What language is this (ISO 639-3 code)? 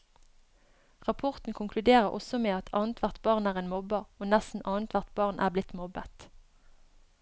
nor